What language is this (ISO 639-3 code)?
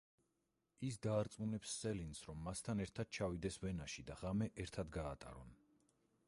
kat